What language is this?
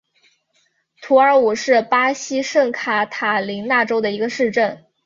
Chinese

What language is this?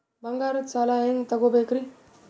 Kannada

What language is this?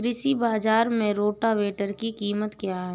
Hindi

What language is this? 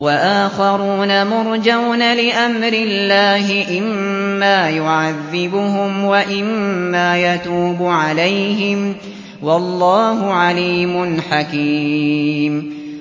Arabic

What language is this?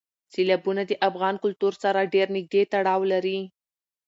Pashto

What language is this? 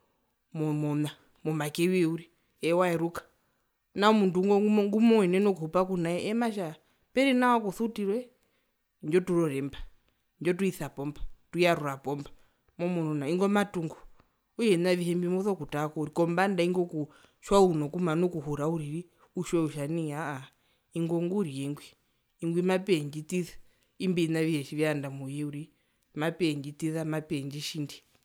Herero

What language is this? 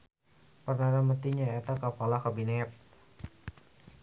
Sundanese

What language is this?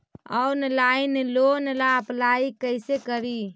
Magahi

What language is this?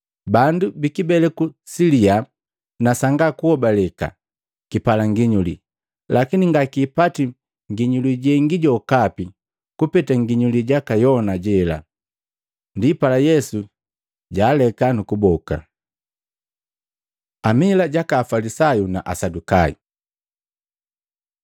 Matengo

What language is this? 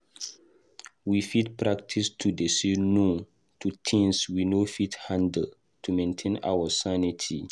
Nigerian Pidgin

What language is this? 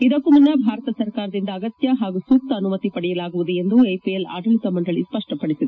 Kannada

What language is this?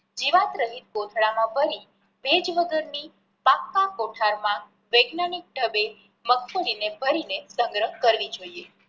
Gujarati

